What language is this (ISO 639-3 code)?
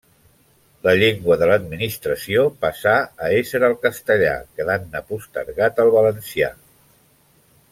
cat